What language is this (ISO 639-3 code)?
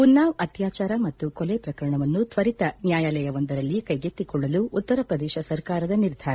kan